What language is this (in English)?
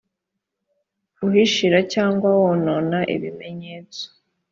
Kinyarwanda